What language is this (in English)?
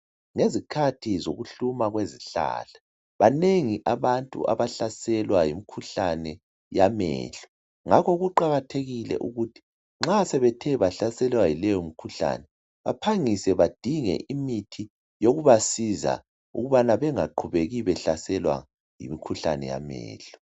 North Ndebele